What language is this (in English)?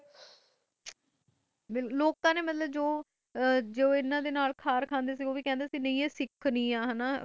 Punjabi